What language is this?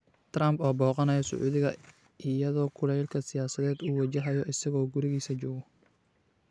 Somali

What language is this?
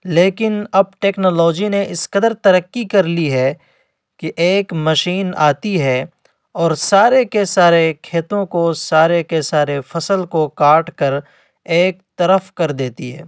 Urdu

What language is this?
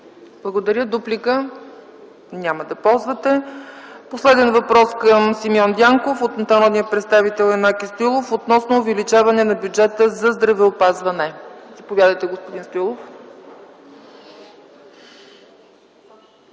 Bulgarian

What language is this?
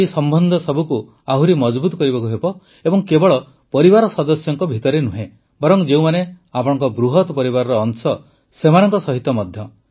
Odia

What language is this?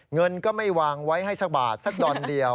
Thai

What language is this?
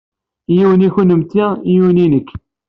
Kabyle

